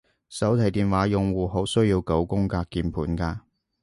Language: Cantonese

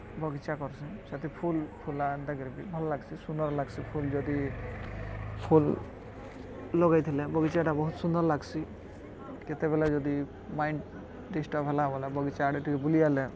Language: Odia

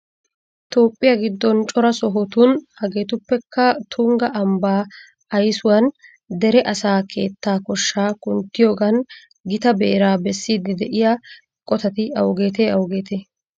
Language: Wolaytta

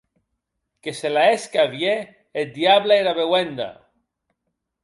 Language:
Occitan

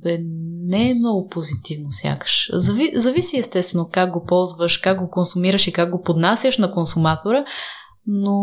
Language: Bulgarian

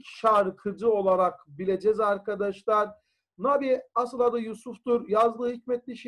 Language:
Turkish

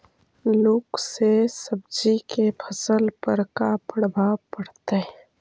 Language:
Magahi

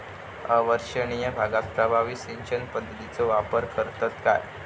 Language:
Marathi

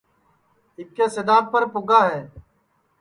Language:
Sansi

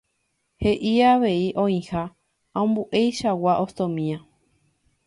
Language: Guarani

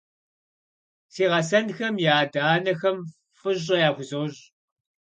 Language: Kabardian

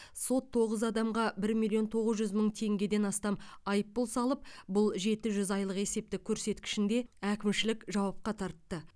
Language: Kazakh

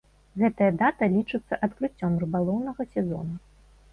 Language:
Belarusian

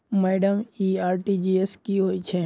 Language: Maithili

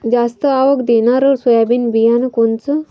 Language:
Marathi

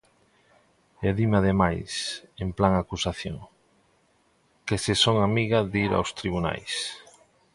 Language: Galician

